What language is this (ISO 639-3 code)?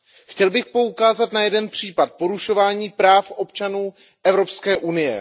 ces